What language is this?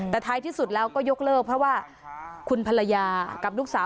Thai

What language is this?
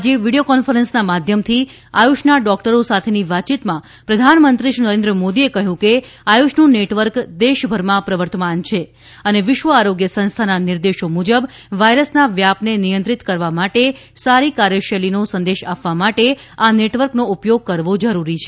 Gujarati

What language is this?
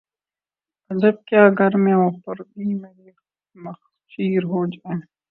Urdu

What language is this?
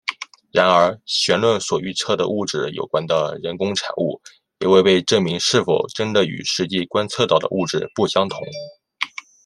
Chinese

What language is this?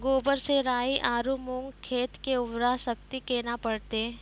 Maithili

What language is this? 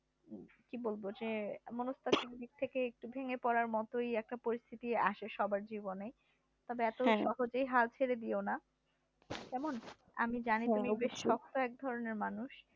Bangla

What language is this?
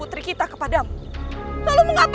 Indonesian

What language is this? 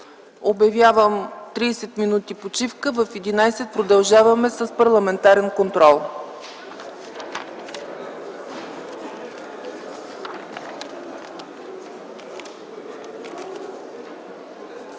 Bulgarian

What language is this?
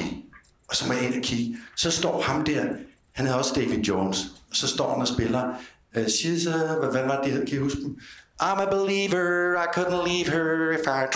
Danish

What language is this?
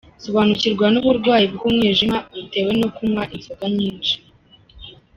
Kinyarwanda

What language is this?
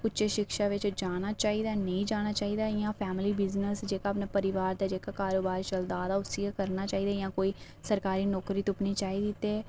Dogri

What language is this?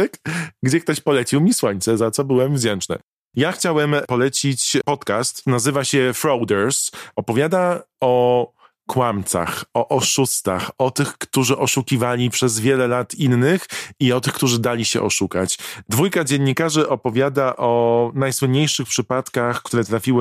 Polish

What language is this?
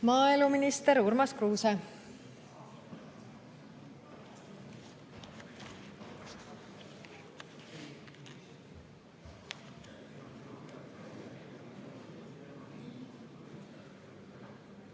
Estonian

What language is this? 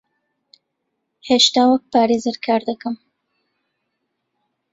Central Kurdish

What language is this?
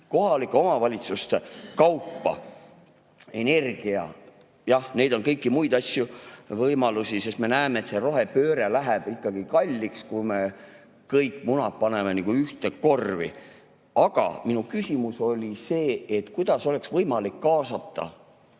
Estonian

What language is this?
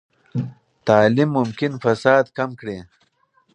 Pashto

